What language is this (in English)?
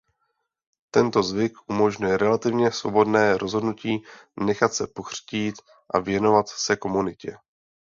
Czech